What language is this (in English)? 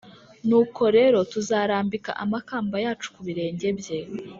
Kinyarwanda